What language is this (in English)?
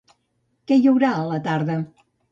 Catalan